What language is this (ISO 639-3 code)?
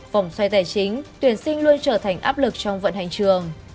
vie